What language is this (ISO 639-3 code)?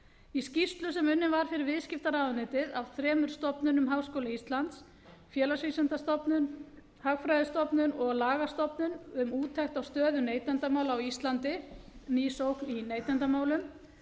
isl